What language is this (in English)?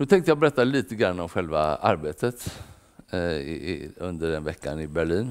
Swedish